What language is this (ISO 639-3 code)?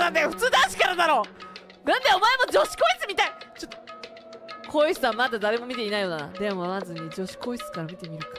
jpn